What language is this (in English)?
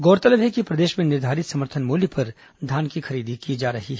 Hindi